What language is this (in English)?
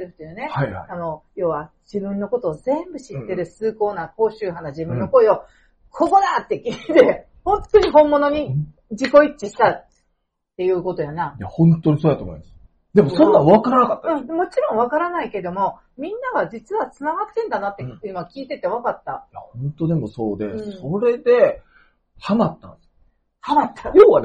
Japanese